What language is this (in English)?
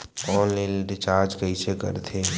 Chhattisgarhi